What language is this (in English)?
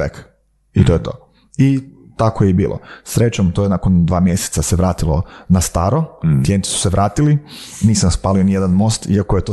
Croatian